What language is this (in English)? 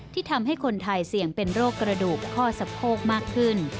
Thai